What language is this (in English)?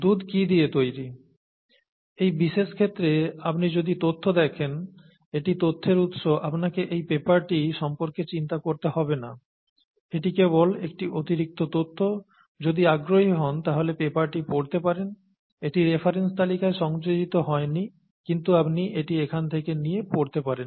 Bangla